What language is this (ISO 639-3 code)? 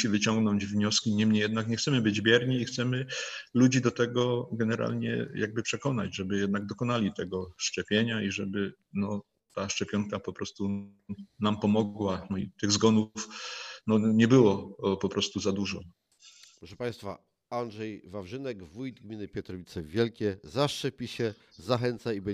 pol